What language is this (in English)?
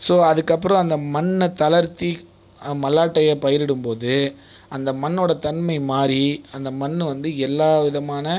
Tamil